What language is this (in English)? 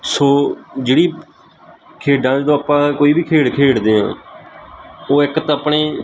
Punjabi